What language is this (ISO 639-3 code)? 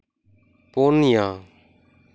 sat